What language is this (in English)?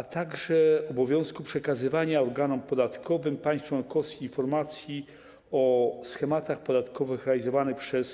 Polish